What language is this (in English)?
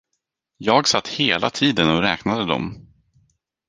Swedish